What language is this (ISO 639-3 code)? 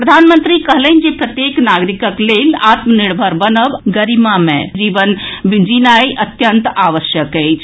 mai